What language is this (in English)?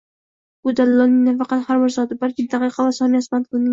Uzbek